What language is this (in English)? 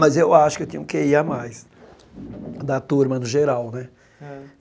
Portuguese